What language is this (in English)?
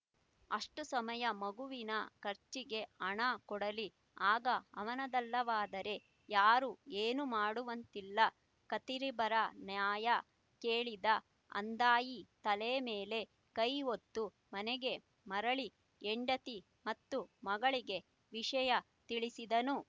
Kannada